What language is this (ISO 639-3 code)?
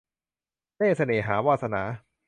tha